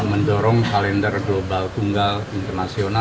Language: Indonesian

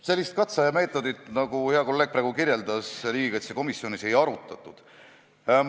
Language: Estonian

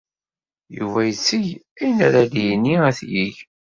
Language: Kabyle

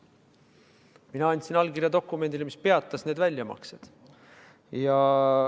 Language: Estonian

